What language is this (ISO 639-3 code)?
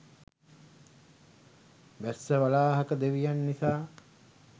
sin